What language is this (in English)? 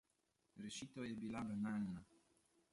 Slovenian